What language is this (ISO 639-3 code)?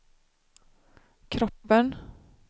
swe